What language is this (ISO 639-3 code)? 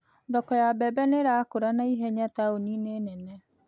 kik